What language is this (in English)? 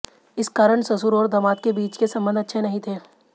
Hindi